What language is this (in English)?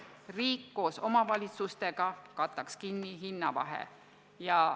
Estonian